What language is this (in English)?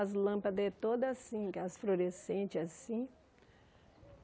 Portuguese